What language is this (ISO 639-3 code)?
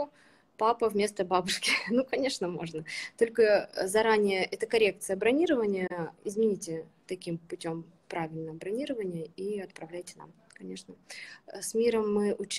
rus